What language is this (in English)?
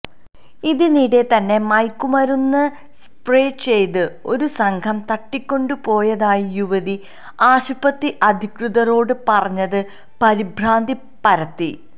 Malayalam